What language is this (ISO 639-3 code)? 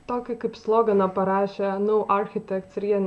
lit